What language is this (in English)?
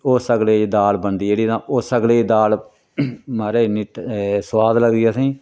Dogri